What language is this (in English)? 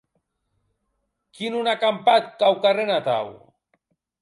Occitan